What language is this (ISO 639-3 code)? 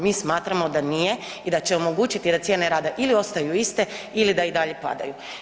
hrv